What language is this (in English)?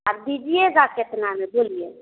Hindi